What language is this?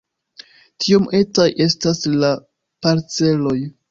Esperanto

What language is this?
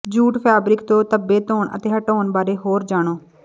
Punjabi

